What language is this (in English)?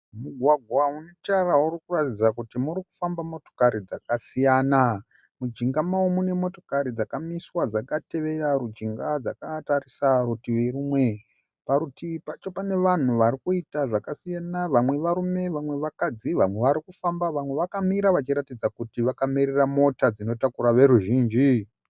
Shona